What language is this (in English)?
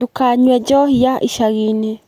Kikuyu